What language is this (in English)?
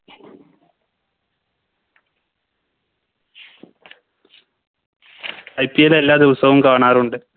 Malayalam